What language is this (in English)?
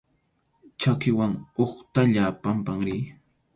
Arequipa-La Unión Quechua